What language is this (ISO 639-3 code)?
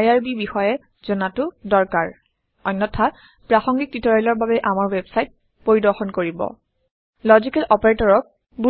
asm